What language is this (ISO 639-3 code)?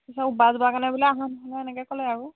asm